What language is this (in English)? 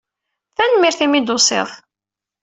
Kabyle